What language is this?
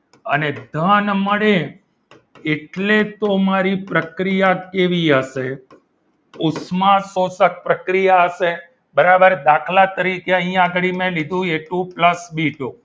Gujarati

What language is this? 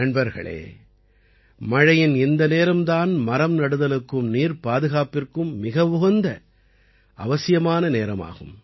Tamil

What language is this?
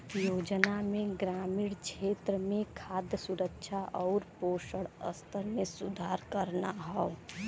Bhojpuri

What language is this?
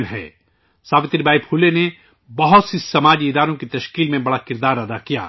Urdu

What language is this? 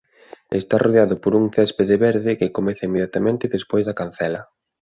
Galician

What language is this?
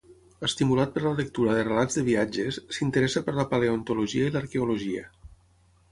Catalan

